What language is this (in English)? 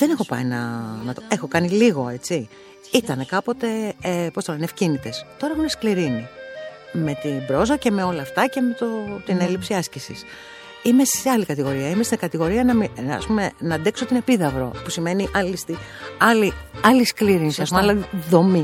Greek